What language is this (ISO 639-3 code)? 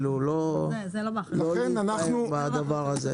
heb